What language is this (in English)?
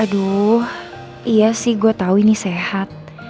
Indonesian